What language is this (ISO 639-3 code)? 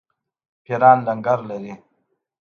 pus